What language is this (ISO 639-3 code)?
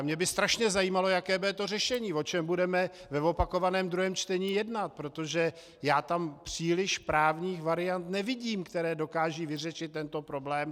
ces